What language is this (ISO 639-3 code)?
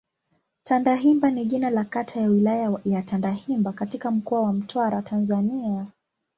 swa